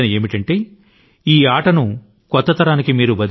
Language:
Telugu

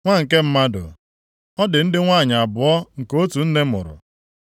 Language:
Igbo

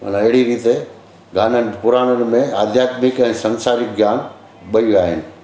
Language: Sindhi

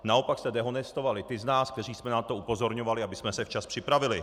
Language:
Czech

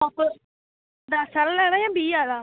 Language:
Dogri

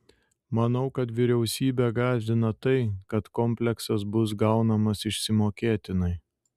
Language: Lithuanian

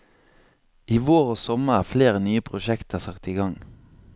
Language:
Norwegian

